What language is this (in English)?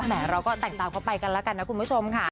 Thai